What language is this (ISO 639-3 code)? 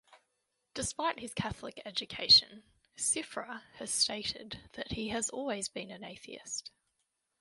eng